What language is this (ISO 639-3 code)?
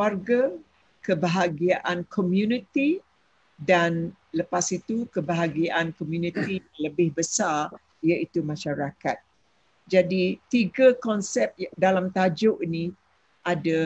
msa